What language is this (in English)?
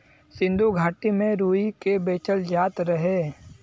Bhojpuri